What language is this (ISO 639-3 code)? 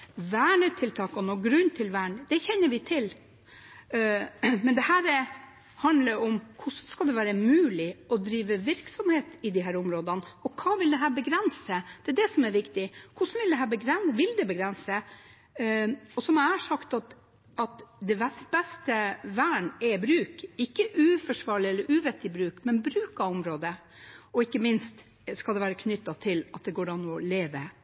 nob